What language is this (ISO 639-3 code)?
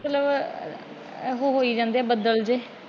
pan